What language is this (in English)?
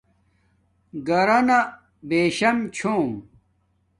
Domaaki